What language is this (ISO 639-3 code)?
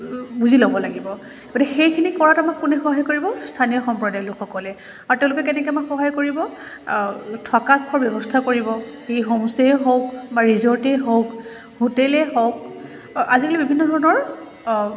asm